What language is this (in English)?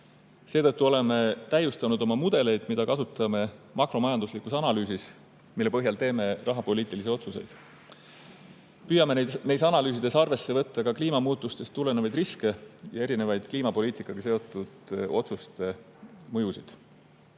Estonian